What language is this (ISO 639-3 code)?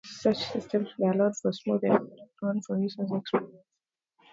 eng